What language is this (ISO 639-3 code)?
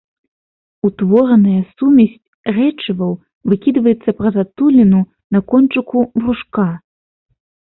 bel